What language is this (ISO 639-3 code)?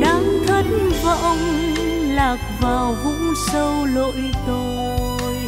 vie